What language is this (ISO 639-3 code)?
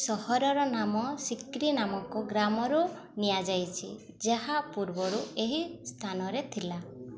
ori